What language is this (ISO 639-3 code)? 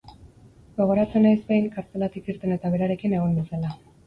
eus